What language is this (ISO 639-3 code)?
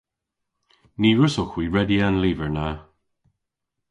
cor